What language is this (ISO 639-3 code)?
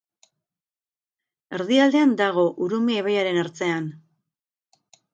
eus